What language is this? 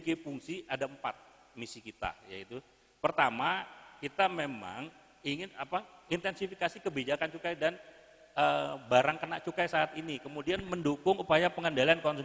Indonesian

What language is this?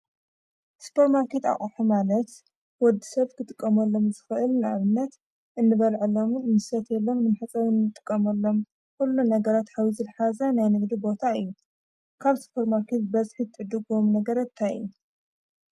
Tigrinya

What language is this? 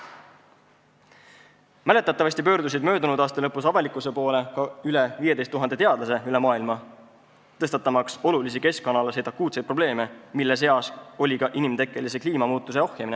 Estonian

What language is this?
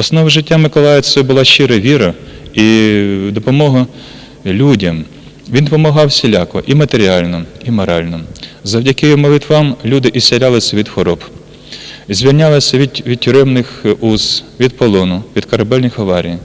Russian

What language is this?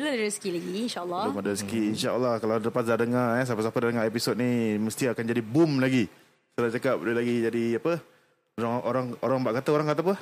Malay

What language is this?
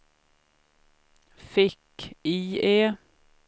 Swedish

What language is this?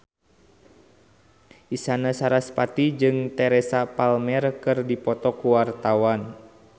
Sundanese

